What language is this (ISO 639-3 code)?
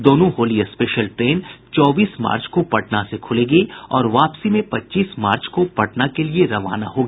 hin